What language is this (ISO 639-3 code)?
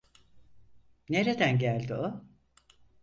tur